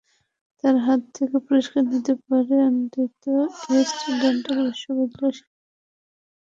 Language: Bangla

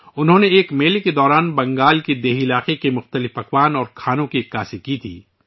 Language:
Urdu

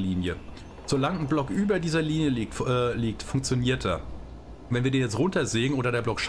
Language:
German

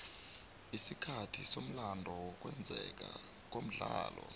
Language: South Ndebele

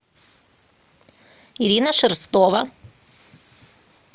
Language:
Russian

